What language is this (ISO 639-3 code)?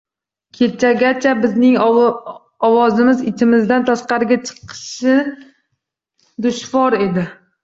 uzb